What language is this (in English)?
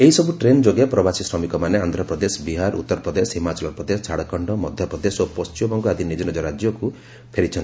Odia